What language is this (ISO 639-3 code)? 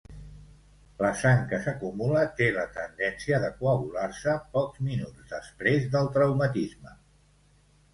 cat